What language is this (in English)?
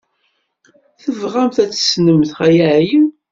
Kabyle